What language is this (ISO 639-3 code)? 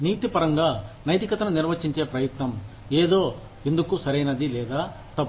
tel